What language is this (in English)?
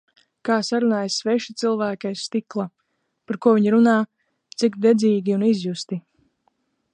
Latvian